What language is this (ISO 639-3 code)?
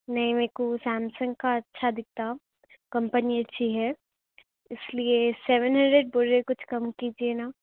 urd